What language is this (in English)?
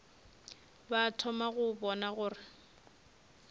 Northern Sotho